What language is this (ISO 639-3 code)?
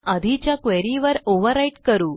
mar